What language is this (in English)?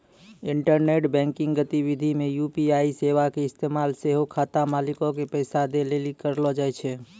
Maithili